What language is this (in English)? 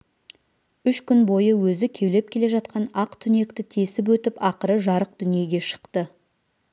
Kazakh